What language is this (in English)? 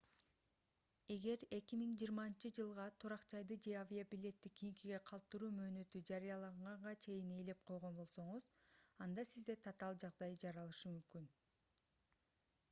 Kyrgyz